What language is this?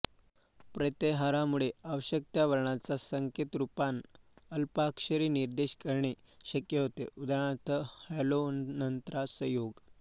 Marathi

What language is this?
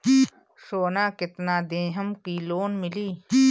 Bhojpuri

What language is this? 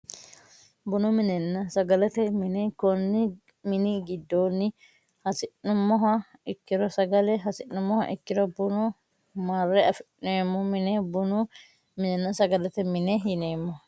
Sidamo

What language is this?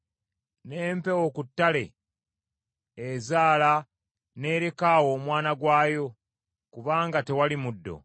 Ganda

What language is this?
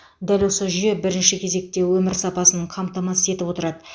Kazakh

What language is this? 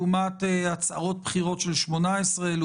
Hebrew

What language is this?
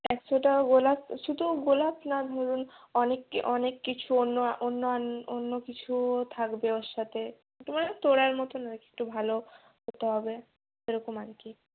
Bangla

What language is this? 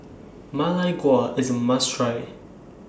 English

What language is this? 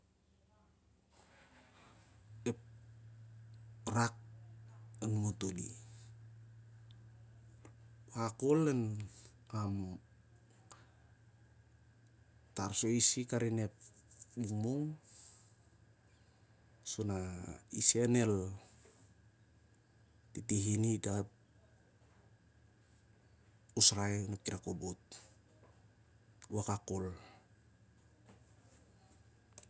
Siar-Lak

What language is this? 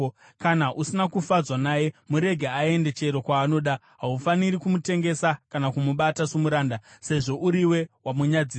Shona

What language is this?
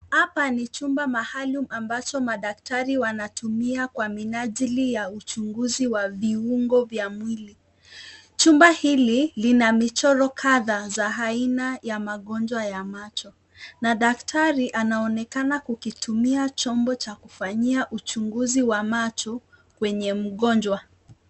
Swahili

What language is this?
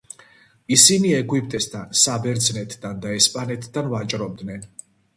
Georgian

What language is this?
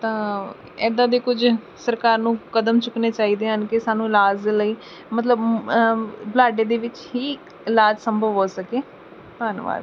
Punjabi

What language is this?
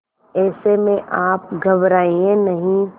Hindi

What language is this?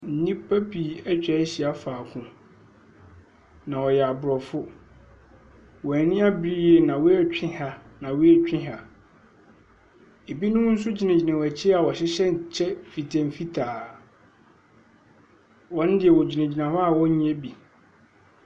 Akan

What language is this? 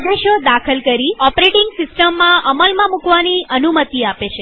Gujarati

